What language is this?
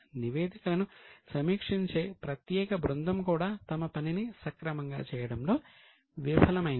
Telugu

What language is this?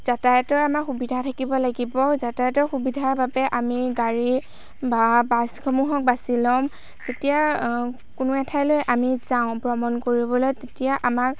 Assamese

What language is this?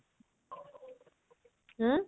Odia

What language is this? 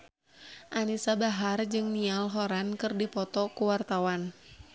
Sundanese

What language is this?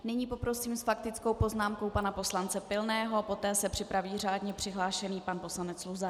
Czech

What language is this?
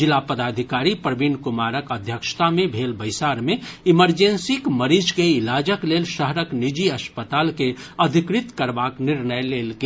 Maithili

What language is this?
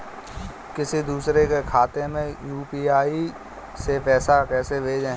Hindi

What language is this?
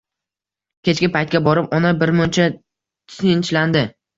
Uzbek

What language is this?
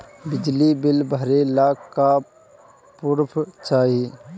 Bhojpuri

